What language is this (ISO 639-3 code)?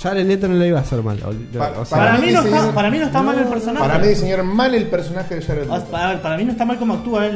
spa